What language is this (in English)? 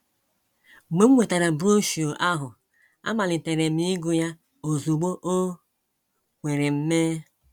Igbo